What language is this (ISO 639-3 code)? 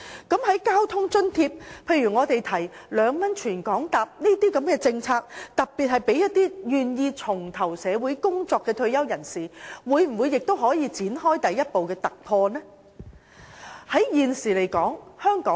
yue